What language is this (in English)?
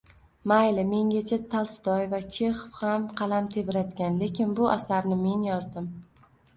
Uzbek